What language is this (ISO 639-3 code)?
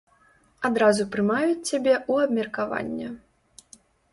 bel